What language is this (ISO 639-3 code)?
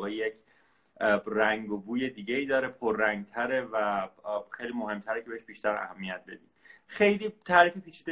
fas